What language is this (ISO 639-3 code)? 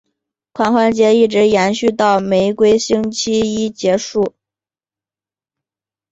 zho